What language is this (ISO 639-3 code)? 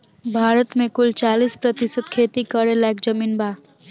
bho